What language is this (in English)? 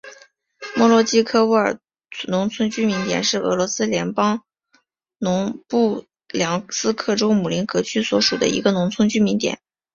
Chinese